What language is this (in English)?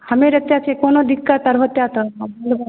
Maithili